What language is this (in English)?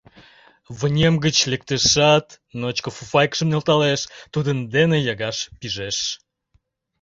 Mari